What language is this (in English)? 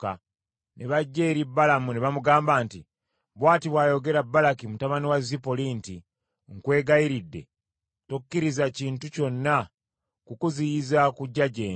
Ganda